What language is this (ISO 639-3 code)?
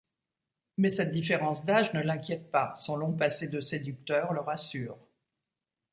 fra